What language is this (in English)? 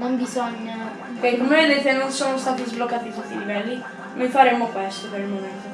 Italian